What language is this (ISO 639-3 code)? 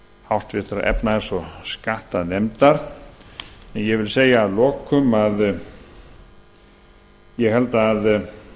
isl